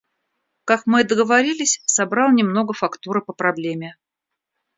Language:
Russian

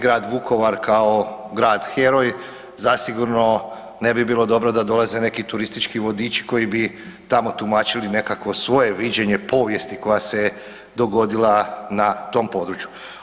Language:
Croatian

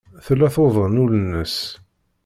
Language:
Kabyle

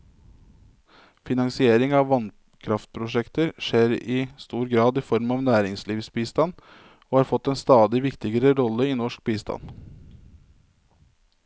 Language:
Norwegian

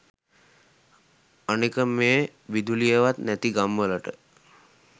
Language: Sinhala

